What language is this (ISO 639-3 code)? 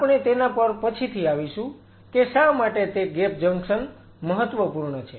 guj